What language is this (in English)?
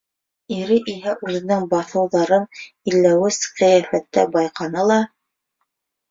Bashkir